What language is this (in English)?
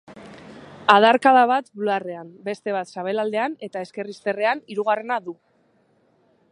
Basque